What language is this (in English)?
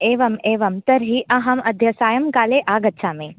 Sanskrit